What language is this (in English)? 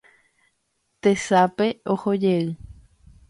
Guarani